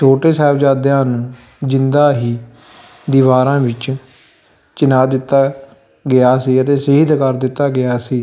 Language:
Punjabi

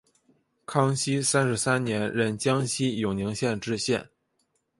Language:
Chinese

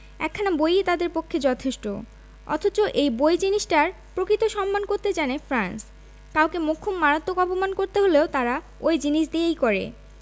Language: Bangla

